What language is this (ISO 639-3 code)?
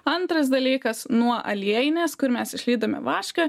lit